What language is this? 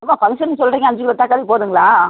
Tamil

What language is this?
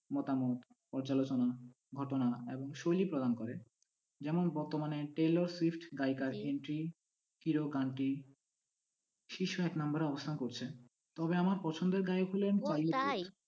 Bangla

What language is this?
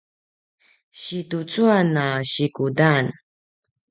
Paiwan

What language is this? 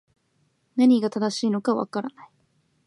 Japanese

